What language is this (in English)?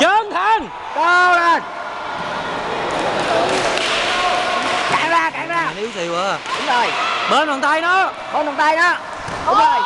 Vietnamese